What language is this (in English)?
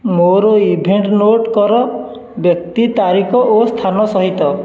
Odia